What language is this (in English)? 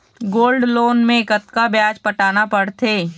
Chhattisgarhi